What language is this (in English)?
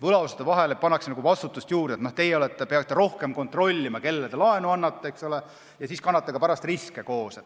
Estonian